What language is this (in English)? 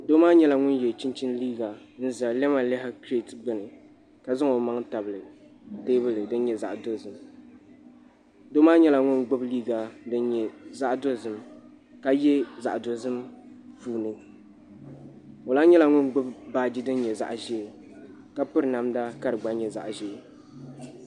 Dagbani